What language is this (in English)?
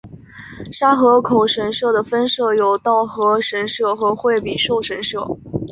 Chinese